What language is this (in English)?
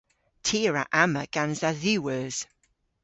Cornish